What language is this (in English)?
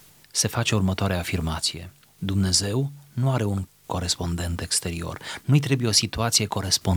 Romanian